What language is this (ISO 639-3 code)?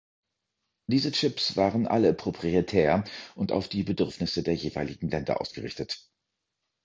deu